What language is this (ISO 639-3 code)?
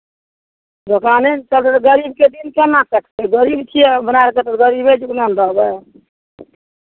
mai